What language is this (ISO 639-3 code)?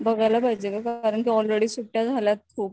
mar